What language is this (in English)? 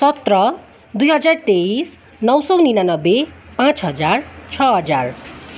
Nepali